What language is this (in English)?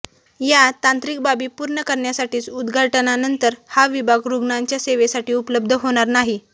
Marathi